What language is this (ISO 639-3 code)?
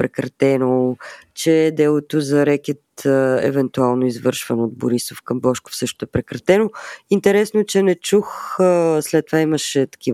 bul